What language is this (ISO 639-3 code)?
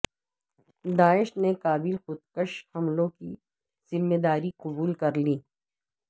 urd